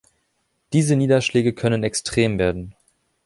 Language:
German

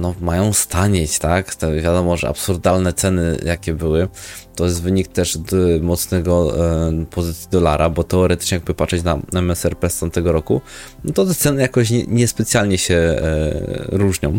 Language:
Polish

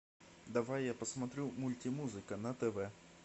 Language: Russian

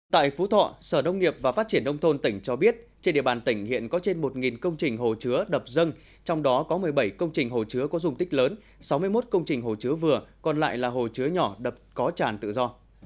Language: Vietnamese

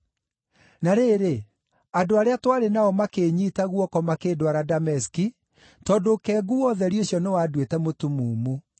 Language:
Kikuyu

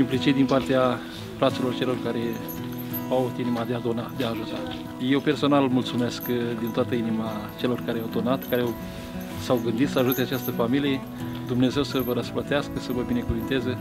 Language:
Romanian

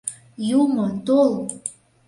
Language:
Mari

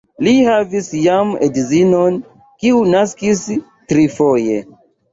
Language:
Esperanto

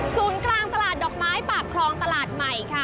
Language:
Thai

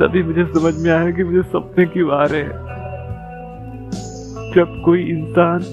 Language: Hindi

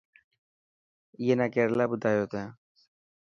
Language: Dhatki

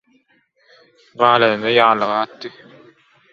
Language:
Turkmen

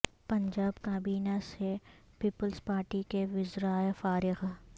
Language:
Urdu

